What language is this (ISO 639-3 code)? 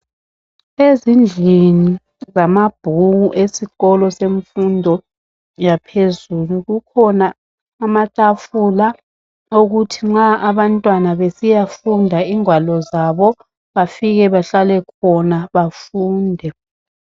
nde